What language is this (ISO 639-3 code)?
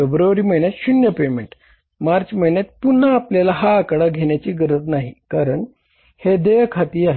mar